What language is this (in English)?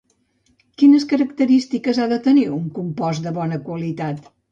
Catalan